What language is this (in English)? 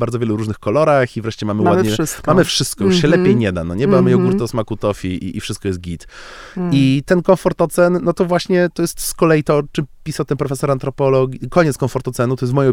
Polish